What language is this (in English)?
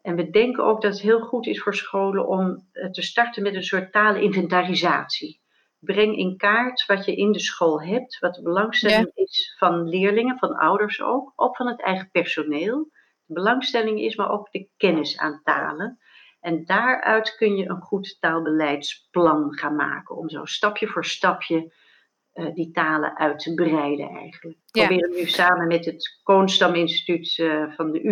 Dutch